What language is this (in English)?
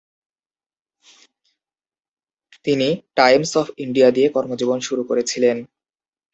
Bangla